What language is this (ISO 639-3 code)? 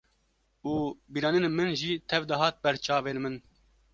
kur